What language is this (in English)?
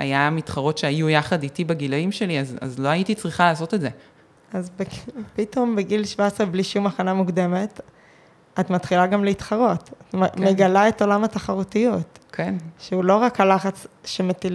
Hebrew